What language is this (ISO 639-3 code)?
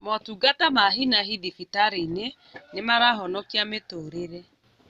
kik